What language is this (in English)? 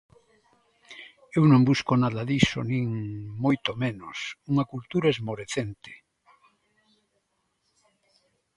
Galician